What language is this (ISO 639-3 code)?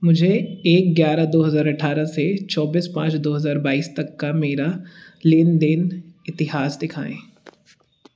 hin